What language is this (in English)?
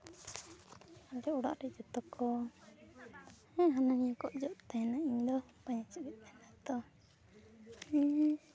Santali